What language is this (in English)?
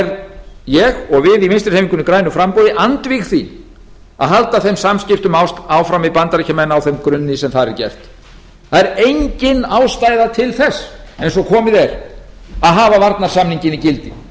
Icelandic